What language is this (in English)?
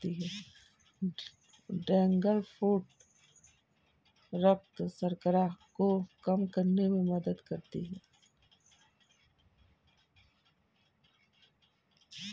Hindi